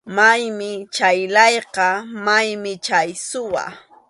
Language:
Arequipa-La Unión Quechua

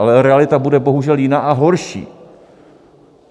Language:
Czech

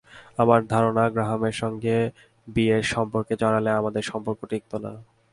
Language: Bangla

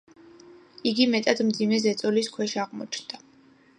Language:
Georgian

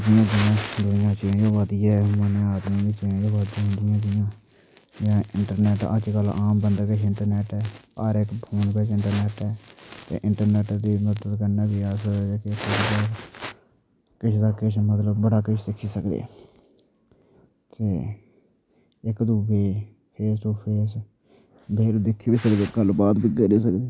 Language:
Dogri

